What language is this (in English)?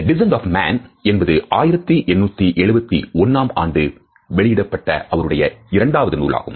Tamil